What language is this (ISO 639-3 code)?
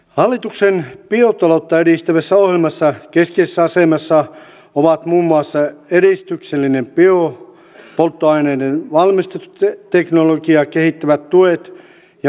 fin